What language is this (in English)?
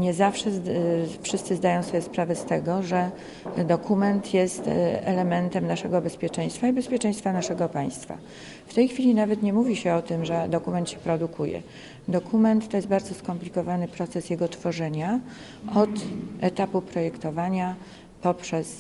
Polish